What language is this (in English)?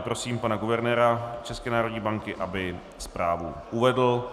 Czech